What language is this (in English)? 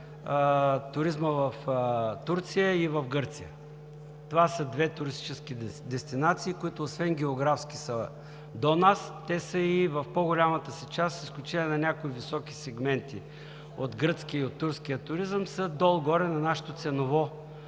Bulgarian